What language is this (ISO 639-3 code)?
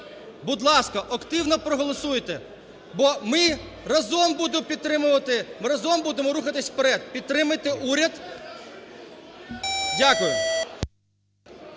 ukr